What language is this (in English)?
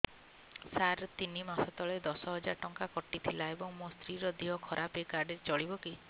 Odia